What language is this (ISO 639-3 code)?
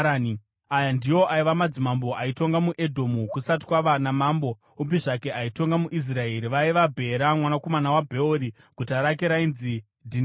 sna